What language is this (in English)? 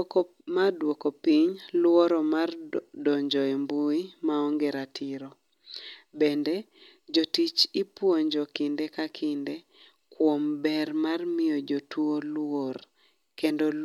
Luo (Kenya and Tanzania)